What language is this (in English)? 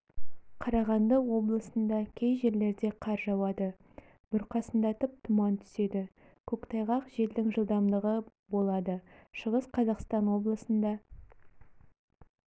Kazakh